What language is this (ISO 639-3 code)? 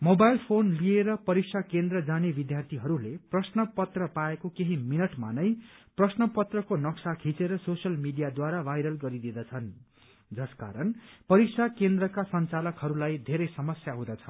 nep